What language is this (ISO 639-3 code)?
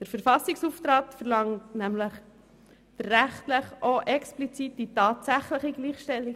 gsw